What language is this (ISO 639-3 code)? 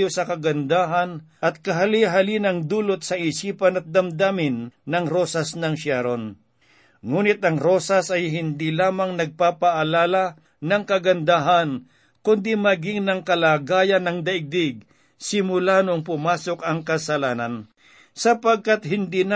fil